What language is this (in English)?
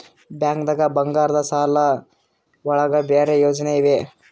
Kannada